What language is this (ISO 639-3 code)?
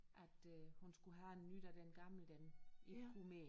dan